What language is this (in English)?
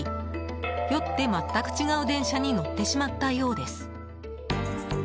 Japanese